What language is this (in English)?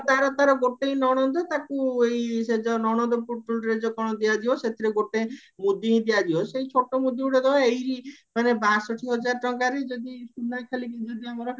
Odia